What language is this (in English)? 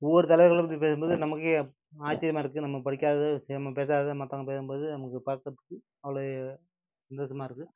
Tamil